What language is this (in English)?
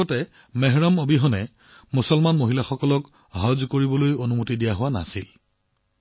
Assamese